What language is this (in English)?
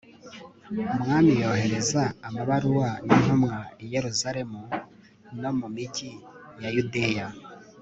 Kinyarwanda